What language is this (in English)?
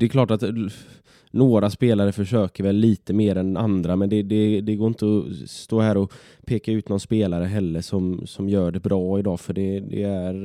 Swedish